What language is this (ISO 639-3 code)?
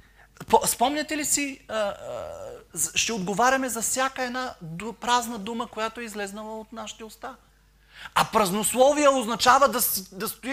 bul